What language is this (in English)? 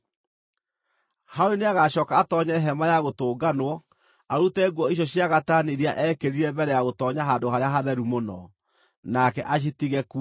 Kikuyu